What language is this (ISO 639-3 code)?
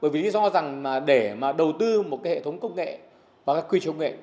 vie